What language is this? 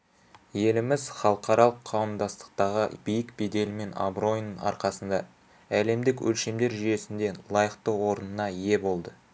Kazakh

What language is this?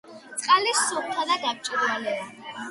Georgian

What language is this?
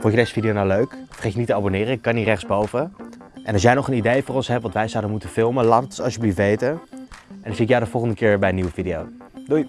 Dutch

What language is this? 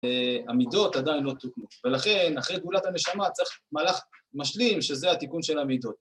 Hebrew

